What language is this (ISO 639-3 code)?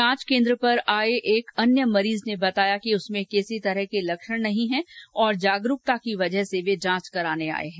hin